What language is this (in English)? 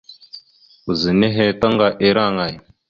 Mada (Cameroon)